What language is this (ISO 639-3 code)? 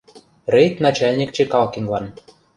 chm